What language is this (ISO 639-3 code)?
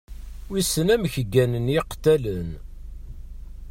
kab